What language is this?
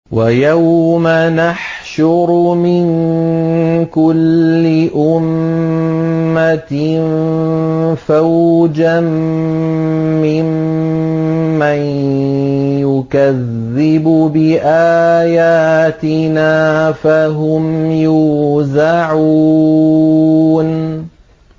Arabic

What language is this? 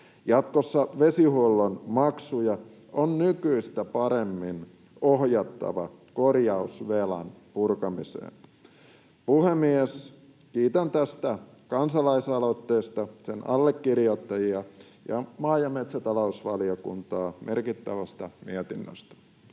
Finnish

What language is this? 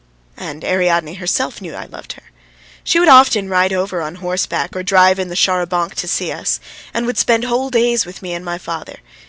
English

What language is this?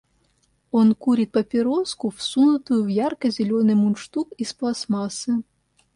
Russian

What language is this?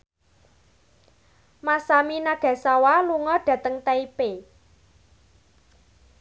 Javanese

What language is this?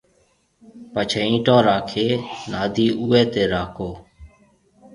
Marwari (Pakistan)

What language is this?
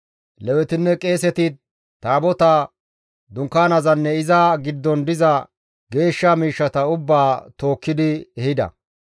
Gamo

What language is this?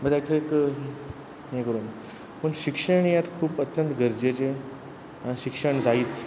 Konkani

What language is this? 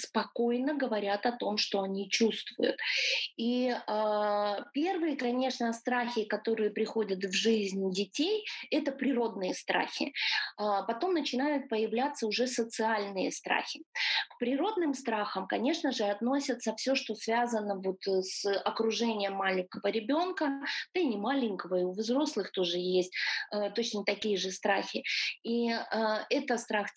Russian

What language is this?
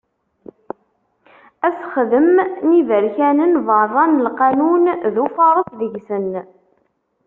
Kabyle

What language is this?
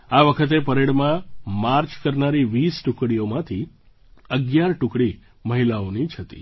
Gujarati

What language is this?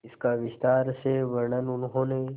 Hindi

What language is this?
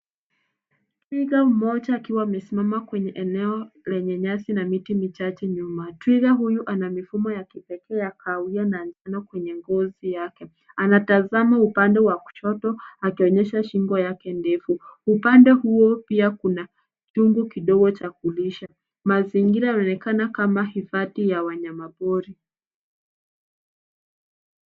Swahili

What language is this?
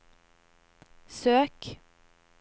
Norwegian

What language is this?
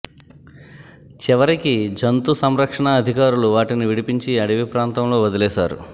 Telugu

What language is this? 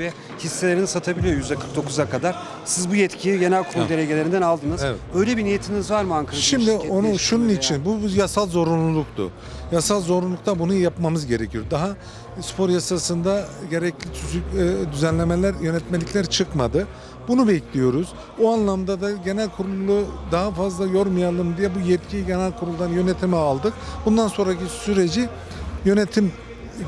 Turkish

